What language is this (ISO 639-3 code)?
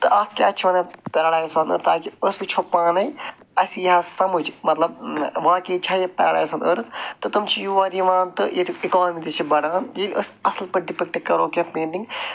kas